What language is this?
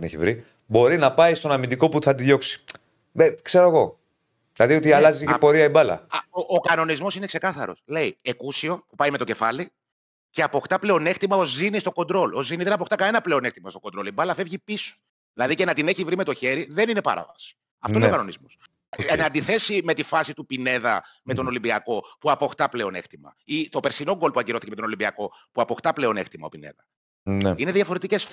Greek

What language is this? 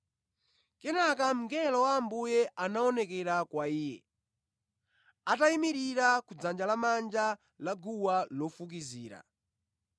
Nyanja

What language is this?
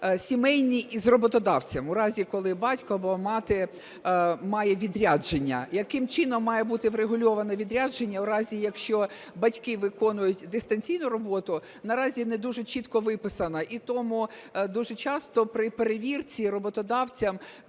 Ukrainian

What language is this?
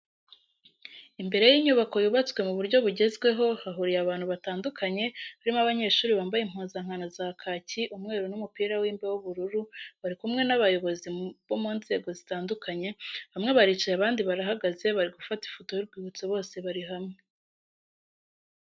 Kinyarwanda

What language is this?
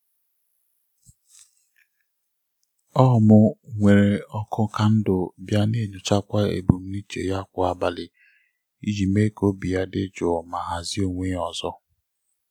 Igbo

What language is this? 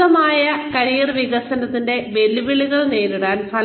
Malayalam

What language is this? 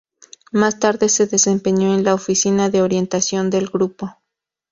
Spanish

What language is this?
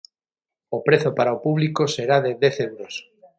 Galician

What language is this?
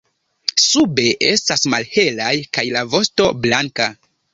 Esperanto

